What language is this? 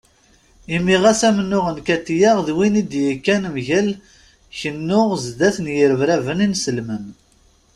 Kabyle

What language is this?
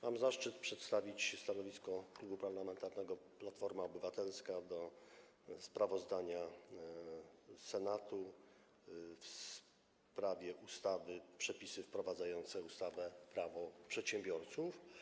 Polish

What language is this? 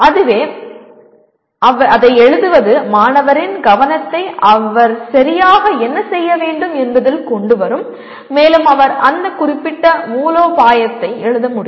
Tamil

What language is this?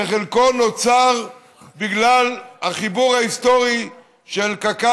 Hebrew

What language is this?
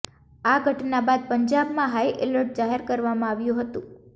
Gujarati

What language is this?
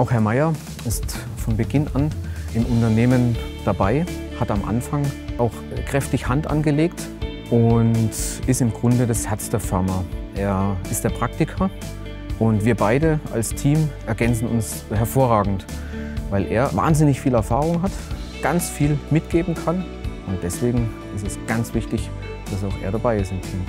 German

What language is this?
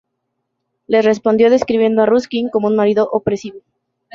Spanish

